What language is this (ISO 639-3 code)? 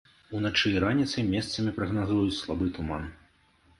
bel